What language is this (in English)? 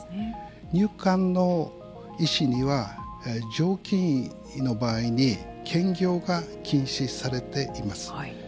Japanese